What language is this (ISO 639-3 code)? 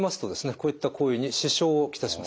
jpn